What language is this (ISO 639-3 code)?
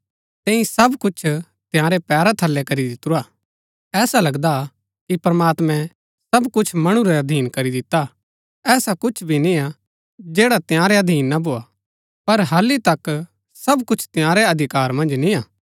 gbk